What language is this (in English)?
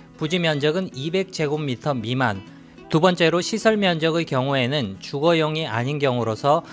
Korean